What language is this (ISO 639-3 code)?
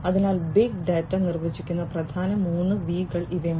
mal